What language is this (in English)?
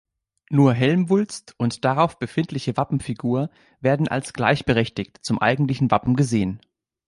German